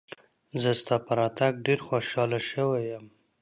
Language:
Pashto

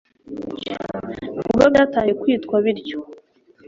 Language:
Kinyarwanda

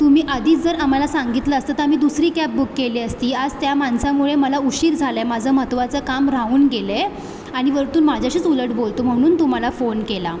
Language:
Marathi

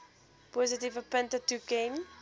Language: Afrikaans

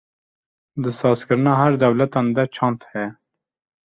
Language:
Kurdish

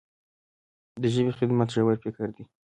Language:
Pashto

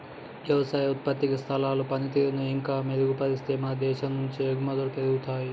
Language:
Telugu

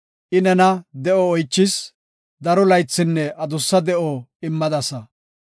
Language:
Gofa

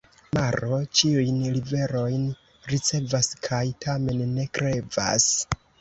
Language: Esperanto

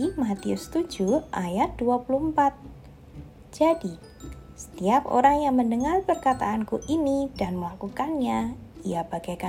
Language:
Indonesian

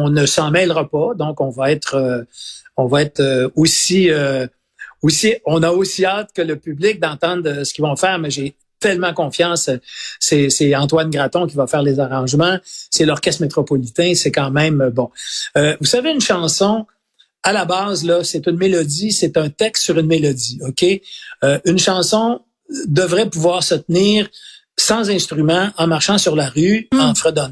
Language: French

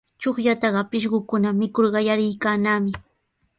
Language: Sihuas Ancash Quechua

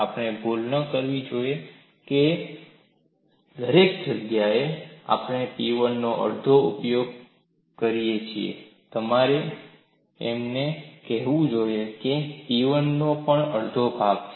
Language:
Gujarati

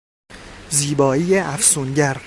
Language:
Persian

